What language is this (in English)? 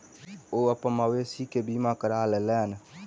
Maithili